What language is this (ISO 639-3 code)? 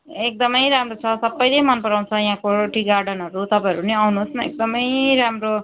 nep